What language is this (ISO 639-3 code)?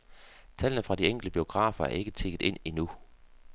dan